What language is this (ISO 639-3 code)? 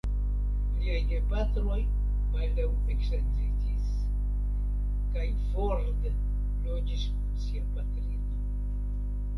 epo